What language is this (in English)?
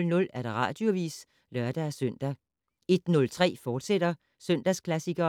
Danish